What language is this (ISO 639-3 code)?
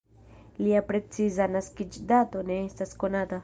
epo